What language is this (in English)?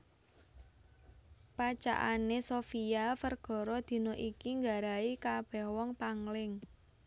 Javanese